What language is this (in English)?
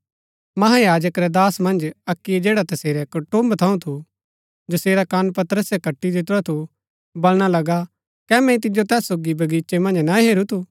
Gaddi